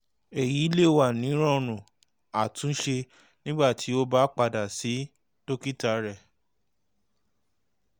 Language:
Yoruba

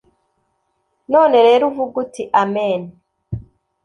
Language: Kinyarwanda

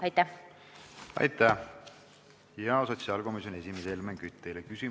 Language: Estonian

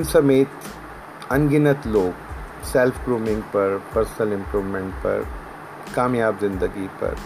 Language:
Urdu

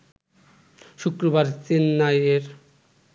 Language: Bangla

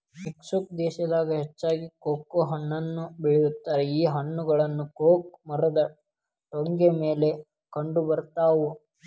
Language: Kannada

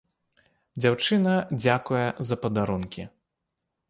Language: Belarusian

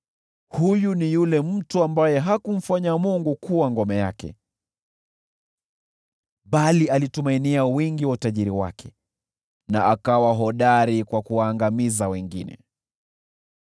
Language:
Swahili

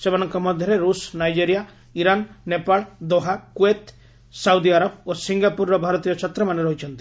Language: Odia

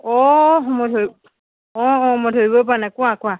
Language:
Assamese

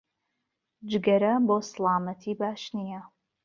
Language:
Central Kurdish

